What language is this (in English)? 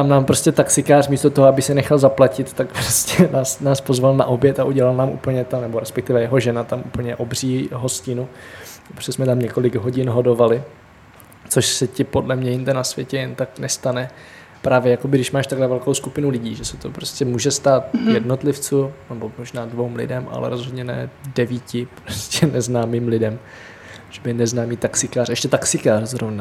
Czech